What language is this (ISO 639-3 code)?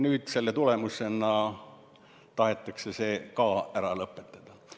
est